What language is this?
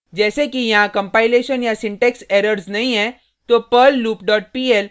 Hindi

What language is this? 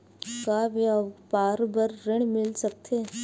Chhattisgarhi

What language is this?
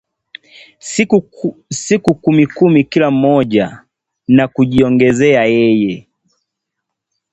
Swahili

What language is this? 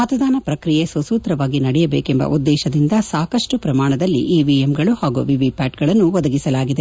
Kannada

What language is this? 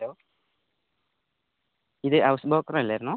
Malayalam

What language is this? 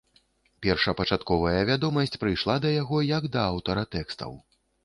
Belarusian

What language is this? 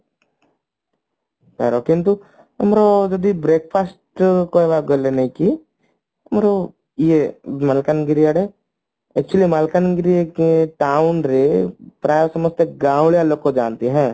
Odia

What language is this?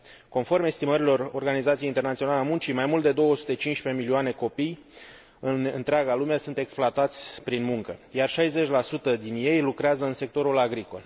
Romanian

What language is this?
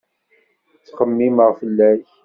Kabyle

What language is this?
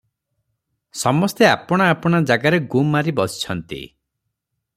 Odia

